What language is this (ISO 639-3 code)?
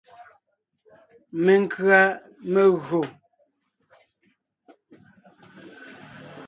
nnh